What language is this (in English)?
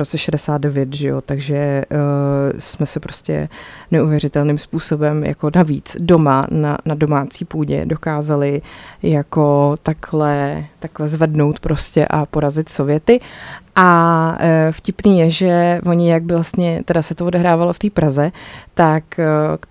Czech